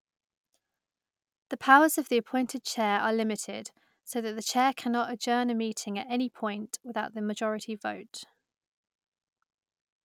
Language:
English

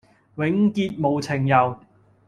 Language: Cantonese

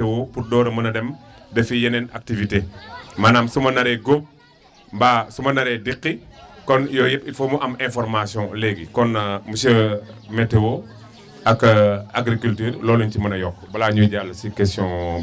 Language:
Wolof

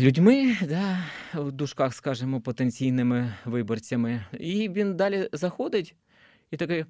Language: Ukrainian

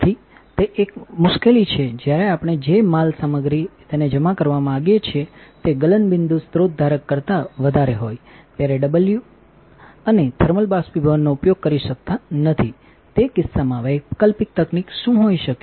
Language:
Gujarati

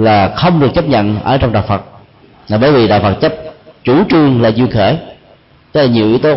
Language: Vietnamese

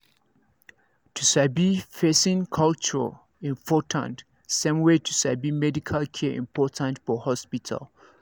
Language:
Nigerian Pidgin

